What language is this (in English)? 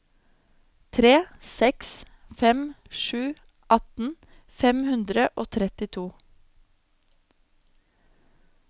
Norwegian